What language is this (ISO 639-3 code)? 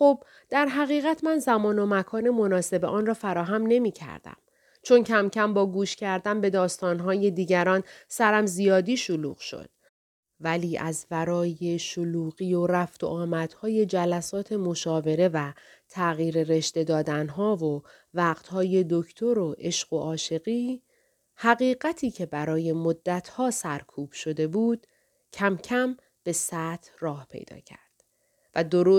fas